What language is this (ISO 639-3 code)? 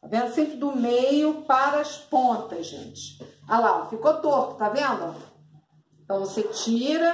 por